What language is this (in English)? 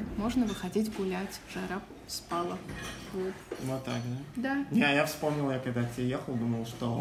Russian